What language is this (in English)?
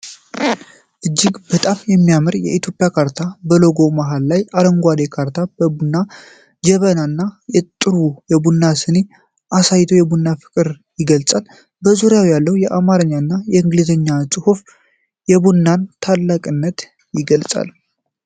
Amharic